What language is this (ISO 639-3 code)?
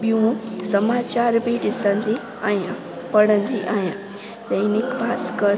snd